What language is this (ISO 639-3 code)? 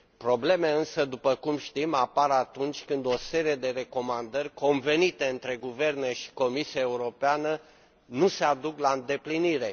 ron